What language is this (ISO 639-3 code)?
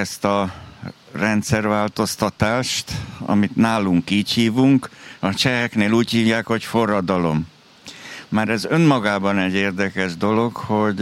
hun